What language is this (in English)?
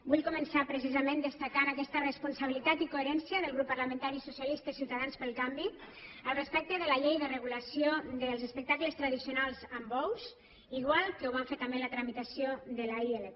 Catalan